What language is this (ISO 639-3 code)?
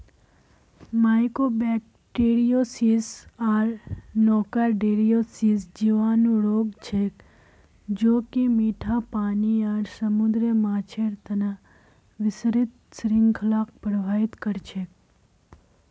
mag